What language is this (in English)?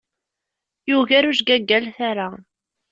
Kabyle